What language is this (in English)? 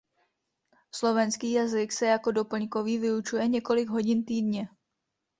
Czech